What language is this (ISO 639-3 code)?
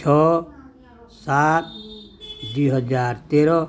ori